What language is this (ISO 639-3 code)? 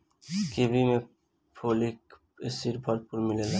bho